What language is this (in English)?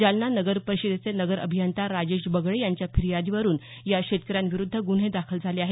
Marathi